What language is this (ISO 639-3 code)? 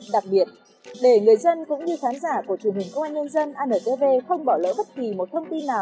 vie